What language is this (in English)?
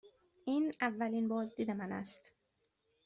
Persian